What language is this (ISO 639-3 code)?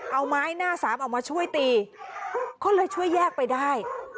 tha